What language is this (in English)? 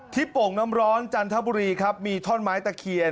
Thai